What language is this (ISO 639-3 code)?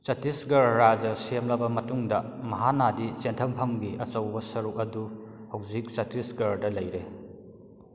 mni